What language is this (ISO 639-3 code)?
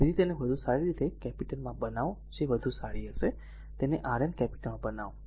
guj